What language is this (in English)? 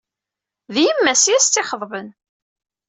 Kabyle